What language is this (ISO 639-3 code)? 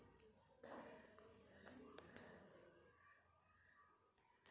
kan